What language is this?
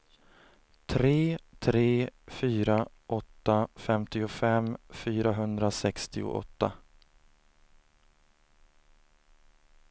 Swedish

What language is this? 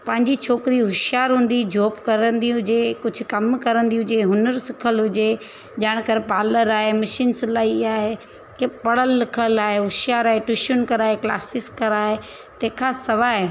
Sindhi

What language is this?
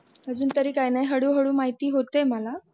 Marathi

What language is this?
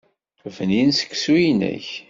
Kabyle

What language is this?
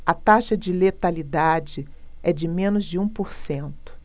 Portuguese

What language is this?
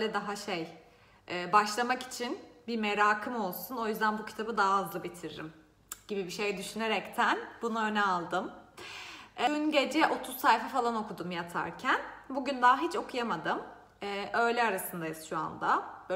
Turkish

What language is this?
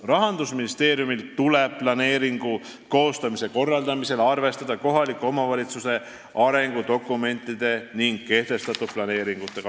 Estonian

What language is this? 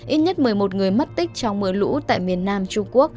Vietnamese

